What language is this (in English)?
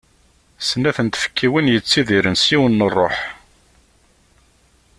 Kabyle